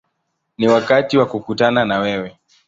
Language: Swahili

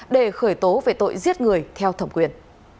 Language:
Vietnamese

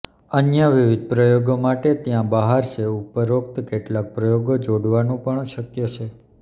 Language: Gujarati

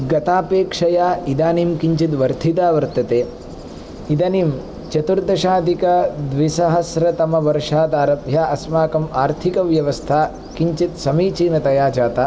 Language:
Sanskrit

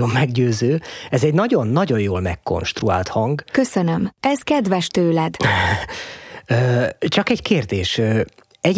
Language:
Hungarian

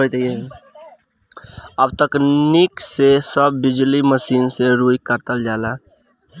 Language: Bhojpuri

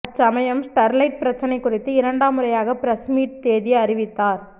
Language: Tamil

